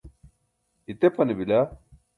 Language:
Burushaski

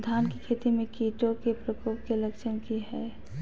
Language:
Magahi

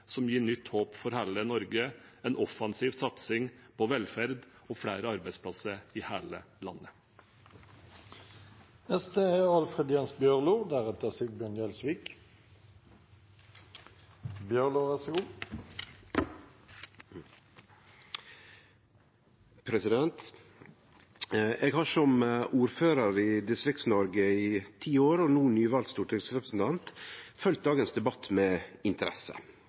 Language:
Norwegian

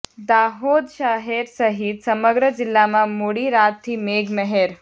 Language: Gujarati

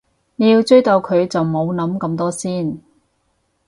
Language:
Cantonese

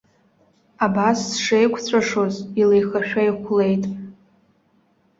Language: Abkhazian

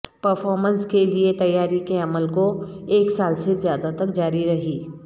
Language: Urdu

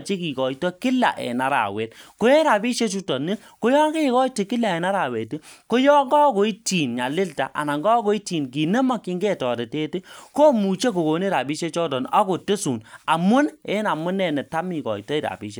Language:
Kalenjin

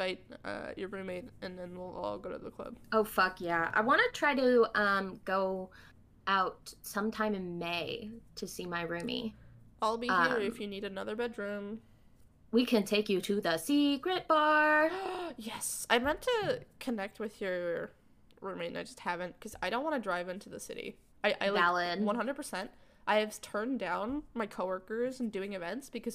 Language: English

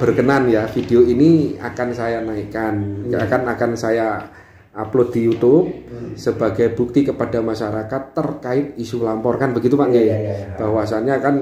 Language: Indonesian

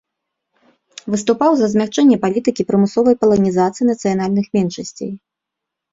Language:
Belarusian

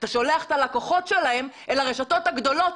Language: Hebrew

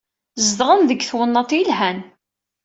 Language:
Kabyle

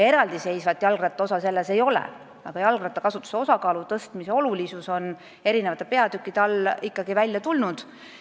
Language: Estonian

